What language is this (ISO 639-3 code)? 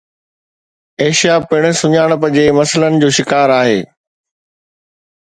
snd